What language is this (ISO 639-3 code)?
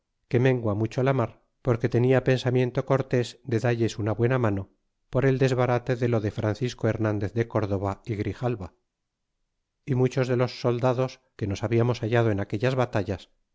spa